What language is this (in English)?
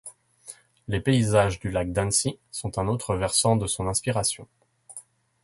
French